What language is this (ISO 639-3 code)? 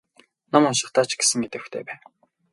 mon